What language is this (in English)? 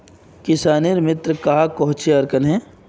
Magahi